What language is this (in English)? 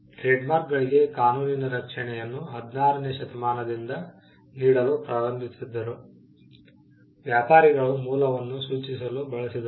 Kannada